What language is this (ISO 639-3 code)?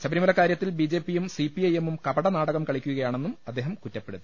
mal